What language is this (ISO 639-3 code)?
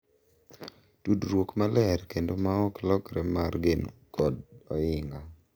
luo